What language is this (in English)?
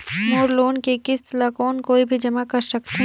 Chhattisgarhi